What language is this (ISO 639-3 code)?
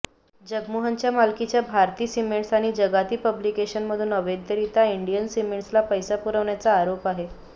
mar